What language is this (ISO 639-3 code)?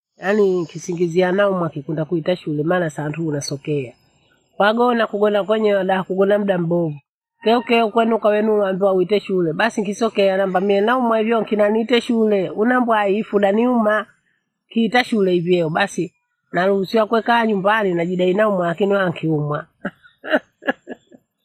bou